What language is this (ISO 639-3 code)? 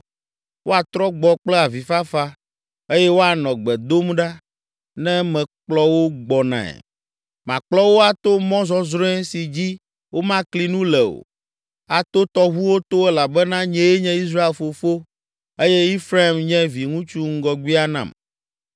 ewe